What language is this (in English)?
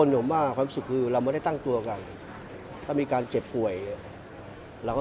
Thai